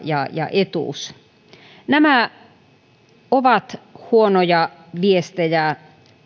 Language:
Finnish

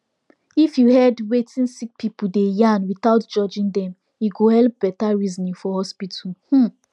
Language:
Nigerian Pidgin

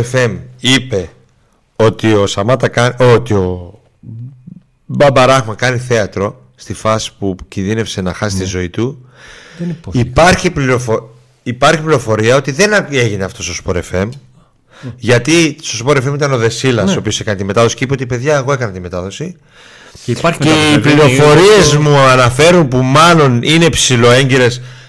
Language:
Greek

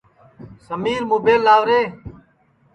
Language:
Sansi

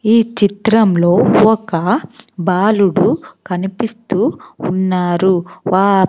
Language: Telugu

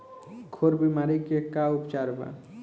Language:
Bhojpuri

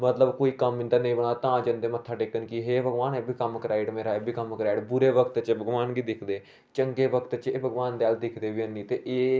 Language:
Dogri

